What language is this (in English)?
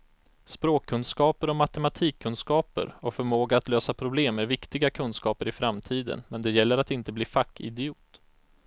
Swedish